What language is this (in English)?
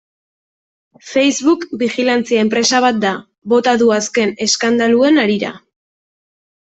Basque